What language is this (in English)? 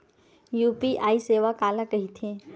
Chhattisgarhi